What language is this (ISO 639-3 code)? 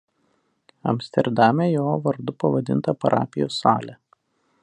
lit